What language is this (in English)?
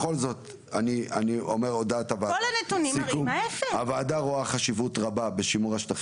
Hebrew